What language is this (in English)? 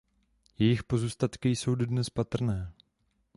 Czech